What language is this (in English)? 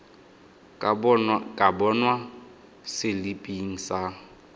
Tswana